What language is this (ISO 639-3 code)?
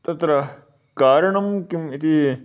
san